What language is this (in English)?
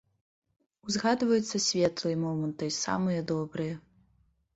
Belarusian